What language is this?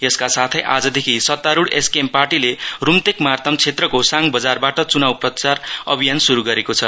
Nepali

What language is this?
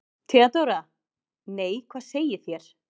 Icelandic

